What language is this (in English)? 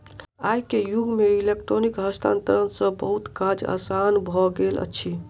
Maithili